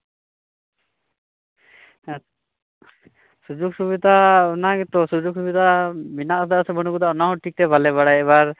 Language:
Santali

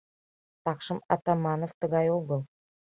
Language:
Mari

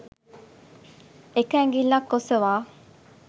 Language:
Sinhala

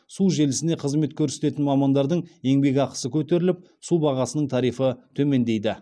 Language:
Kazakh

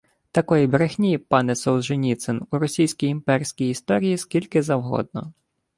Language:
Ukrainian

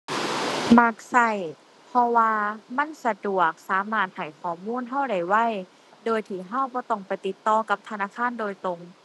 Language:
Thai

